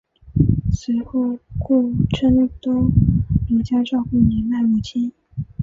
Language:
Chinese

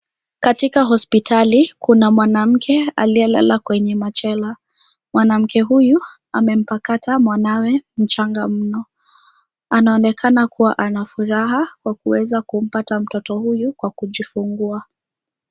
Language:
Swahili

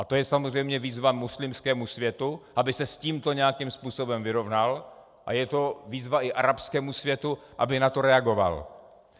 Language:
Czech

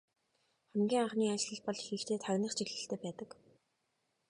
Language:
Mongolian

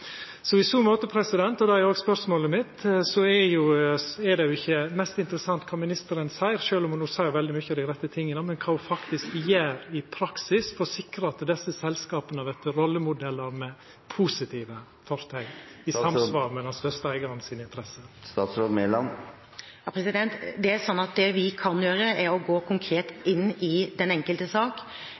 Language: Norwegian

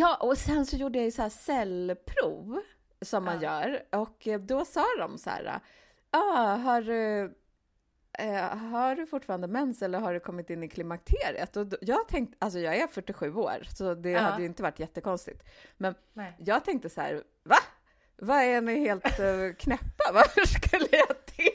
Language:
Swedish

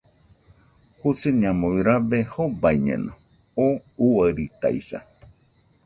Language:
Nüpode Huitoto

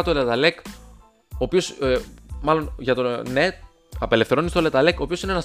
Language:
Greek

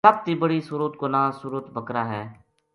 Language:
Gujari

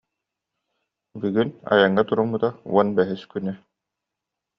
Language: Yakut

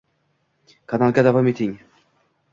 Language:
Uzbek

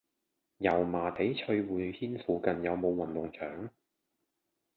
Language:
Cantonese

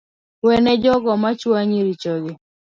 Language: Luo (Kenya and Tanzania)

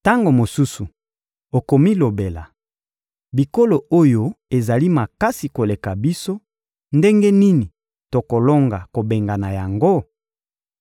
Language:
Lingala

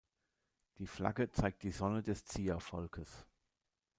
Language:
German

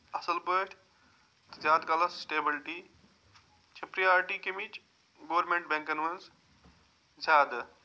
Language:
Kashmiri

